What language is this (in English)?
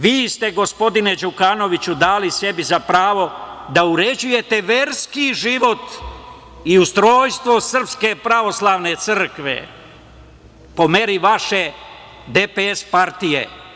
Serbian